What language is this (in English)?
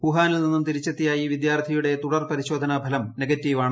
Malayalam